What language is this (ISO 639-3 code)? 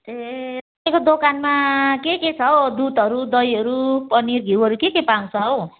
nep